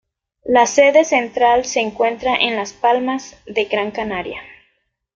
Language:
Spanish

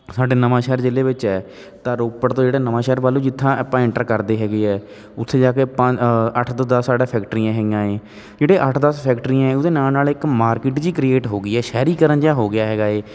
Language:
Punjabi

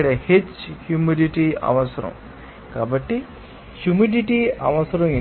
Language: Telugu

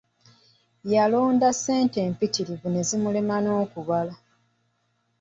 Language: Ganda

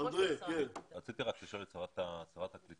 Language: Hebrew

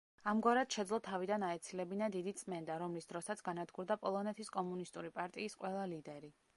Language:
Georgian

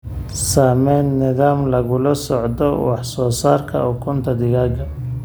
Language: Somali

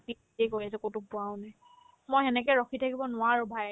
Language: Assamese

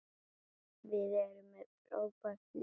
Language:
Icelandic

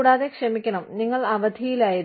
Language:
Malayalam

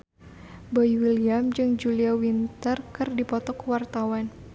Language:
Sundanese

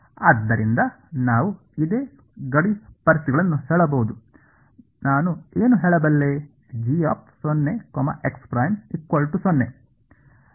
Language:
Kannada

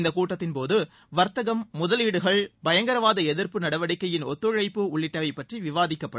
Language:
Tamil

